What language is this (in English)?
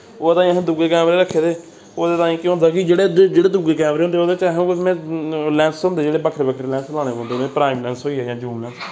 Dogri